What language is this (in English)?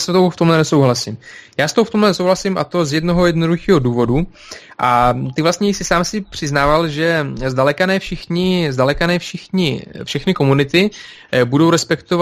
Czech